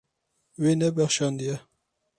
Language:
Kurdish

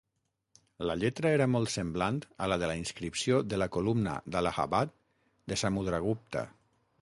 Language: Catalan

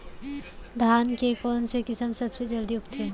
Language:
Chhattisgarhi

